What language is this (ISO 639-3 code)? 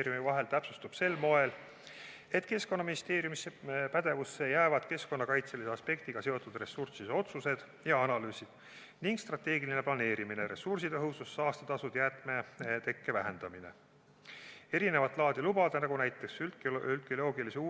est